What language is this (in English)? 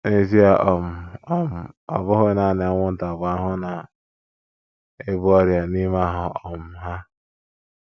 Igbo